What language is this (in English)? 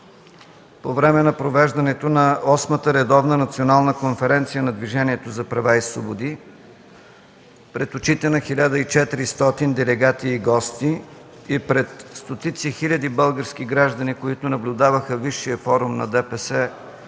Bulgarian